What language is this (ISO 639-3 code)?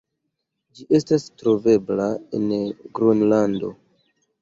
epo